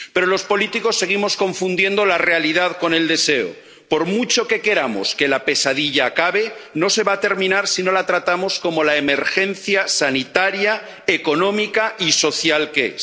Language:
Spanish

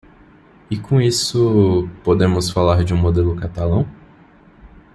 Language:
Portuguese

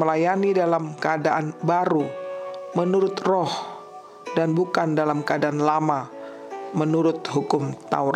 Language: Indonesian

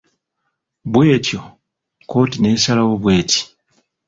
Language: Ganda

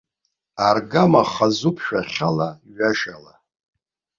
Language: Abkhazian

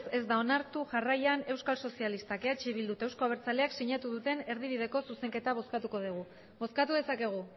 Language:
Basque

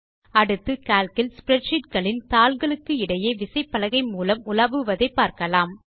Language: Tamil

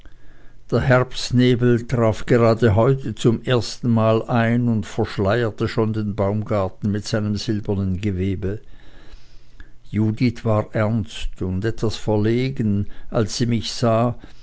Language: German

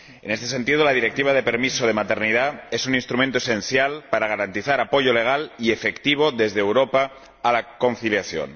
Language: Spanish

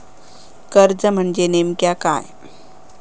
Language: Marathi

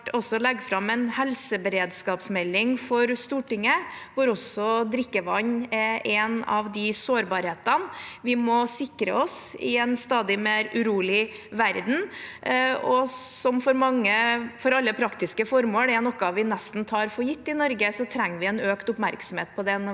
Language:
Norwegian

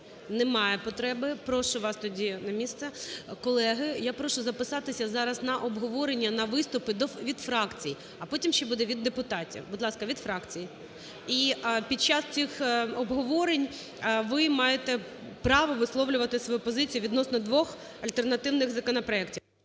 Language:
Ukrainian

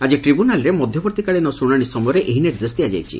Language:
Odia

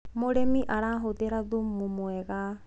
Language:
Kikuyu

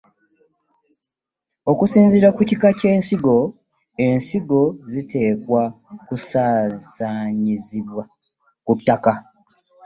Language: Ganda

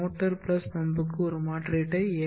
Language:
Tamil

